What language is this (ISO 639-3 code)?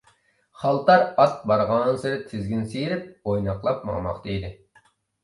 uig